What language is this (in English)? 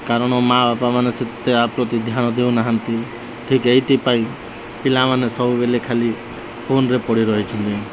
Odia